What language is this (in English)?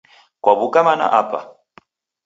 Taita